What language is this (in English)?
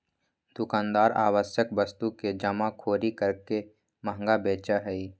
Magahi